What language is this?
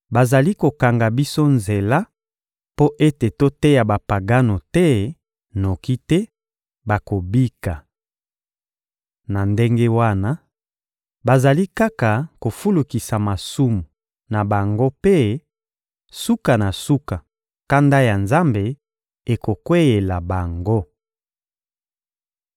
Lingala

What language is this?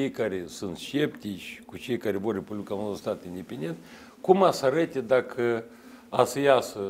Russian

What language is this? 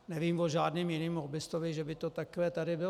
Czech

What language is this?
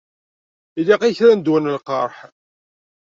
Kabyle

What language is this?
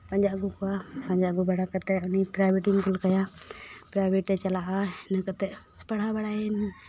Santali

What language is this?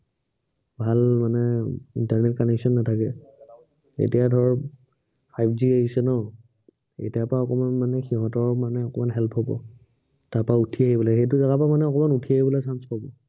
Assamese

